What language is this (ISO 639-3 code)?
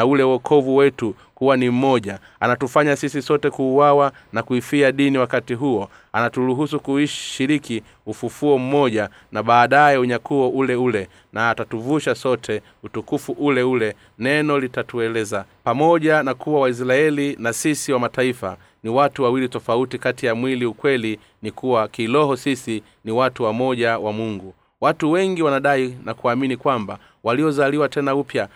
swa